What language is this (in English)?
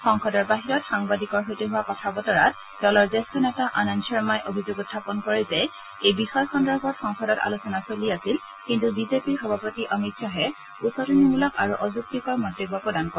Assamese